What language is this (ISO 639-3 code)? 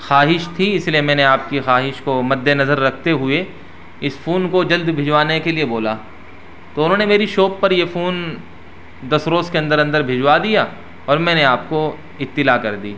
urd